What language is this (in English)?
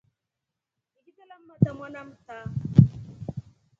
Rombo